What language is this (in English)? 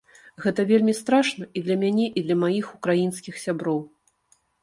Belarusian